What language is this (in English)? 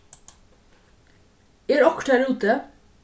Faroese